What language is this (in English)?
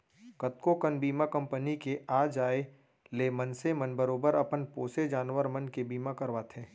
Chhattisgarhi